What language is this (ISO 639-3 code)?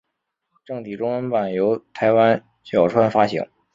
zho